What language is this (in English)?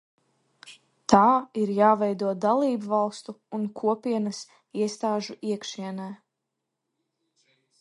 Latvian